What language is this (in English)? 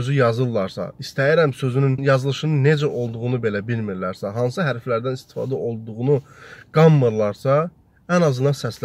Turkish